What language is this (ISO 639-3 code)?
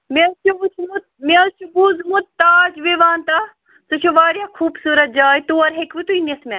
kas